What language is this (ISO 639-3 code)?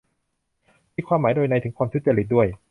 tha